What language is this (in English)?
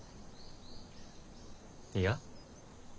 Japanese